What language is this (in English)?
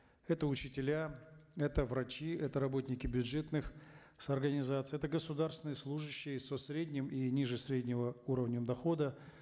Kazakh